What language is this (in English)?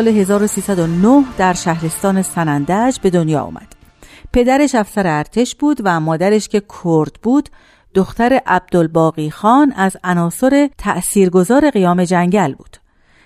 Persian